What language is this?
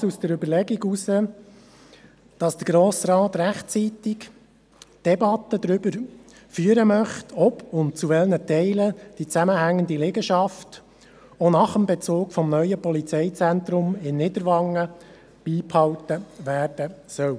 Swiss German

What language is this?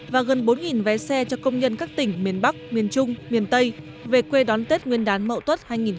Vietnamese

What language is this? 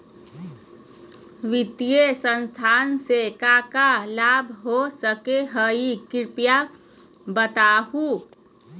Magahi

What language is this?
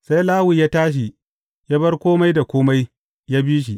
Hausa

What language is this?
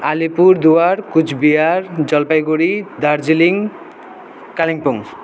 Nepali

